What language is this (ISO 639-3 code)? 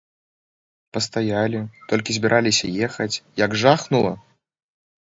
bel